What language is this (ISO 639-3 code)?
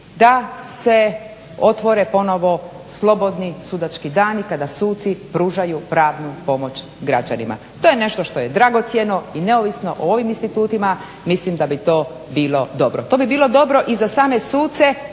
hrv